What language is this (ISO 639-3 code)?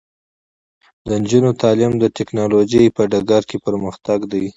pus